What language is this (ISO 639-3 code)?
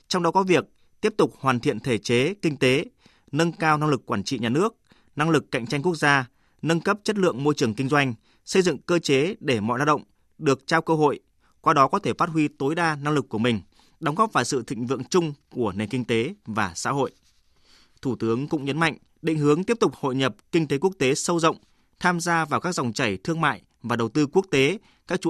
vie